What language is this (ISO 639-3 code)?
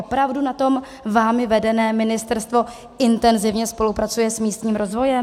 ces